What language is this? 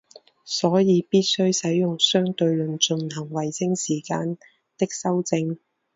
Chinese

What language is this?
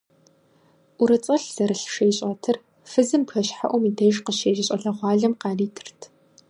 Kabardian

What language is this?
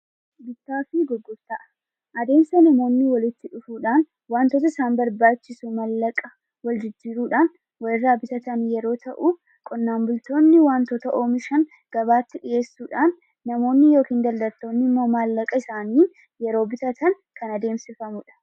Oromo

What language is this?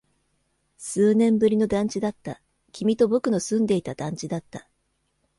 Japanese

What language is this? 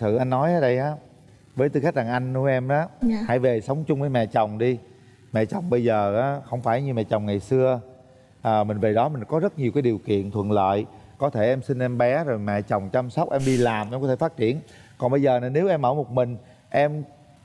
Vietnamese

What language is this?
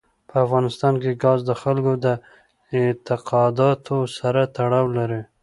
Pashto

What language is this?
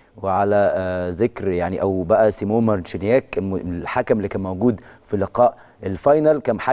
Arabic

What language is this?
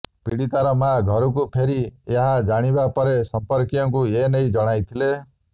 Odia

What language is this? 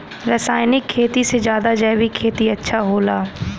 Bhojpuri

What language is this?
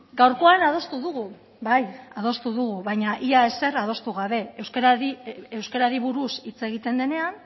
Basque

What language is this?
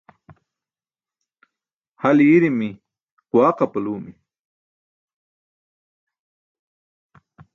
Burushaski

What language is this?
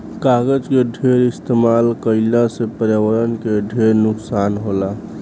Bhojpuri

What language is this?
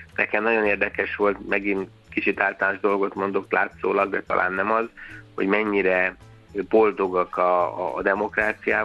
Hungarian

